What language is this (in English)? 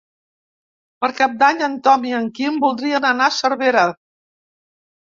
Catalan